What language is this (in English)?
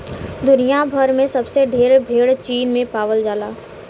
Bhojpuri